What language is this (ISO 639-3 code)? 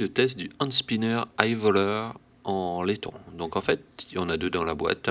fra